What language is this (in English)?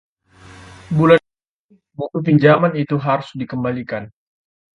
Indonesian